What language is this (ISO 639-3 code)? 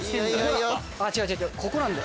jpn